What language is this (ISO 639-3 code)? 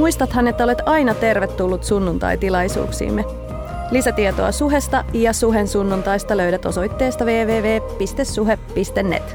fin